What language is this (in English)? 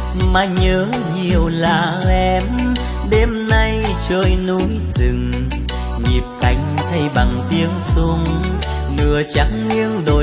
Vietnamese